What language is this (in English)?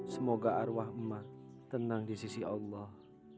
Indonesian